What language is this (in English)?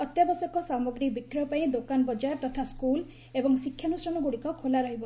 Odia